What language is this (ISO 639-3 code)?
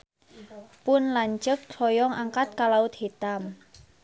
sun